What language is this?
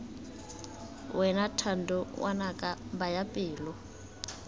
Tswana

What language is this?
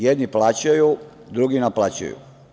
Serbian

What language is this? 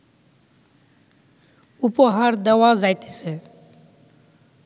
Bangla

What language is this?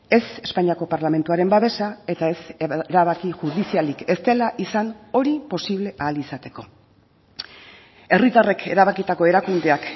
Basque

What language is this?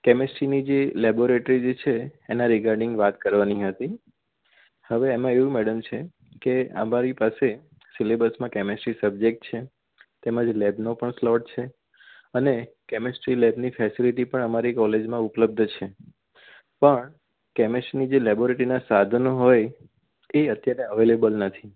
Gujarati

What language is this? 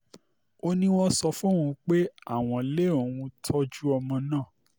Yoruba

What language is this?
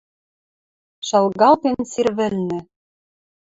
Western Mari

